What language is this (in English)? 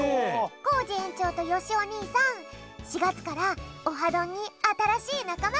Japanese